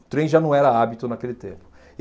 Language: Portuguese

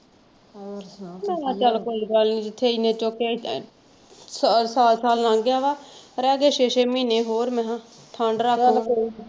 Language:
Punjabi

